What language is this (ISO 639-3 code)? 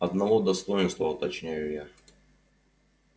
rus